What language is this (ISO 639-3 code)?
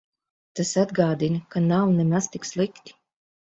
lav